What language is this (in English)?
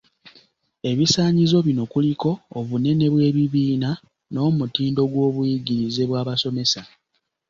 Ganda